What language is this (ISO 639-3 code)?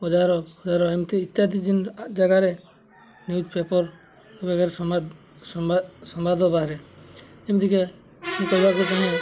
ori